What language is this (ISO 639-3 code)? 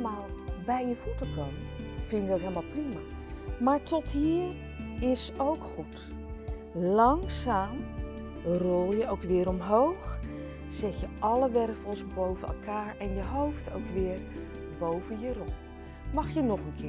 nld